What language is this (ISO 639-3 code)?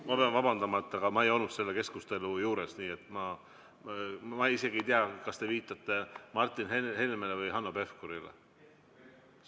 est